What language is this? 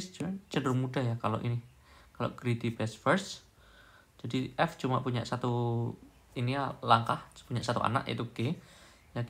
Indonesian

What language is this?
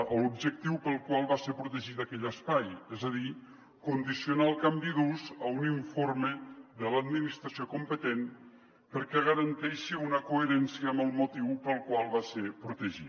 Catalan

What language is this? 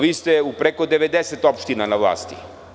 Serbian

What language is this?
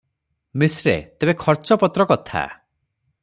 Odia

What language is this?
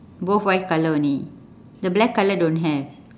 English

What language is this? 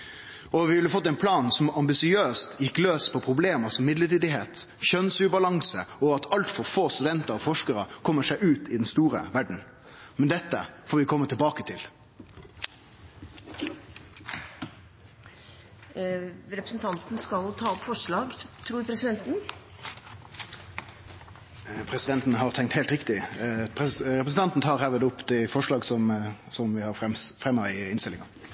Norwegian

